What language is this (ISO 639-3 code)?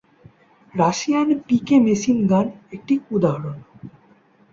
ben